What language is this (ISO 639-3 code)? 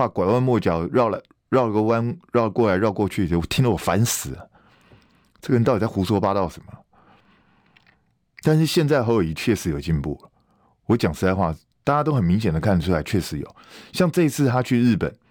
zho